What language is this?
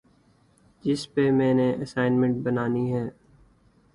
Urdu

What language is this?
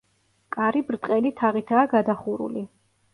Georgian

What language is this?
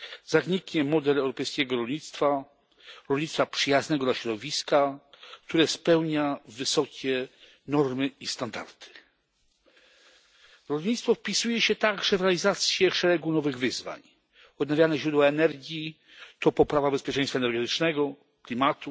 Polish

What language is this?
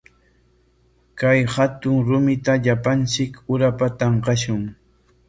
Corongo Ancash Quechua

